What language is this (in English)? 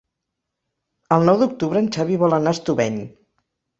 Catalan